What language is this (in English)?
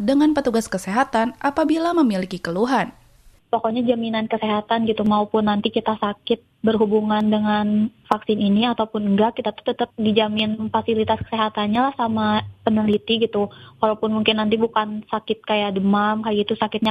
Indonesian